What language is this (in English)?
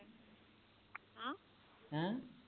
Punjabi